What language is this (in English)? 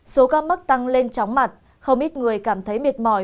Vietnamese